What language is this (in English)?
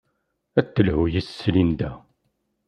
Kabyle